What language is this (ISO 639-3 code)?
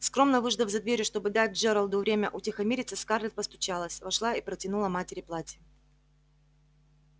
rus